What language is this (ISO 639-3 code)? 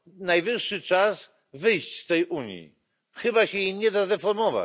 pol